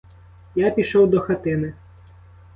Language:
Ukrainian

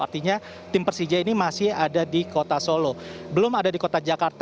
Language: Indonesian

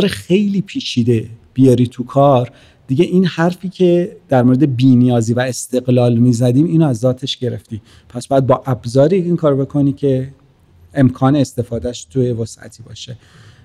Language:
Persian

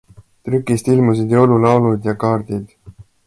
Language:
Estonian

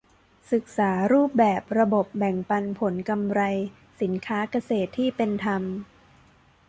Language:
Thai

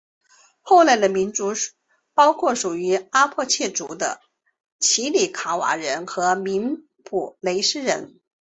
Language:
Chinese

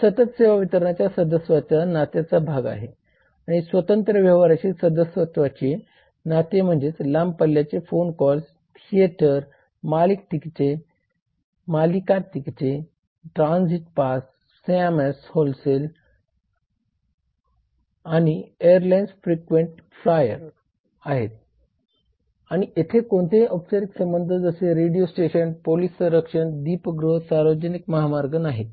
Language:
Marathi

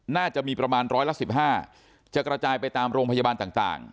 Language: Thai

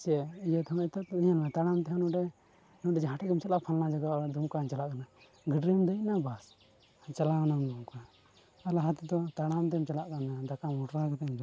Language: Santali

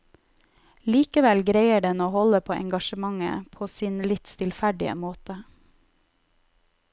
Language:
Norwegian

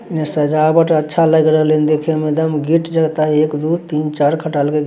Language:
Magahi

